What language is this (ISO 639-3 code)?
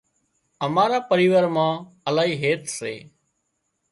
kxp